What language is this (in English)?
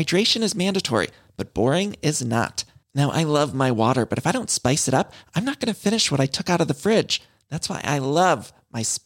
Urdu